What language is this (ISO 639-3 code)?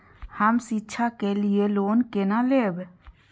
mai